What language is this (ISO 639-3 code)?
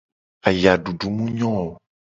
gej